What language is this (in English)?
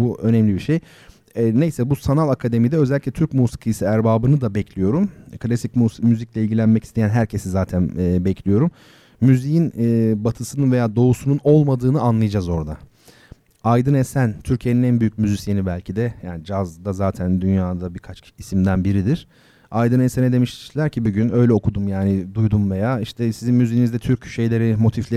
Turkish